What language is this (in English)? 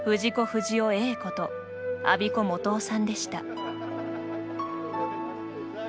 Japanese